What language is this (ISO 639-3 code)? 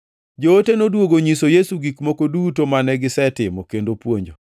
luo